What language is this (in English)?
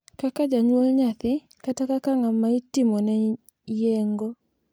Luo (Kenya and Tanzania)